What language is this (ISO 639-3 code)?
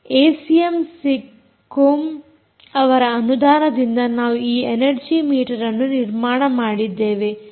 kan